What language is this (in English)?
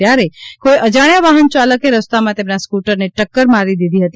Gujarati